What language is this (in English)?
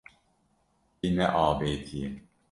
Kurdish